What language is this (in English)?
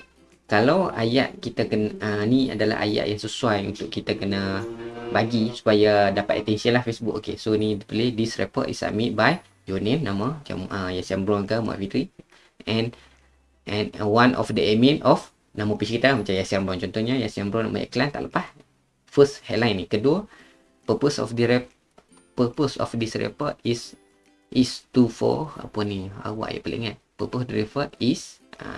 Malay